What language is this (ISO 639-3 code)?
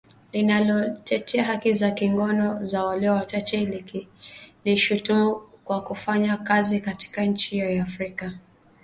swa